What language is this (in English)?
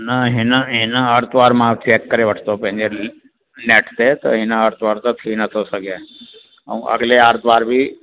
Sindhi